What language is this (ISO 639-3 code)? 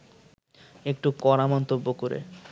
ben